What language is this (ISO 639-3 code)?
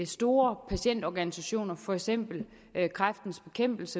dan